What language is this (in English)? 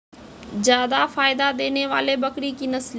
Maithili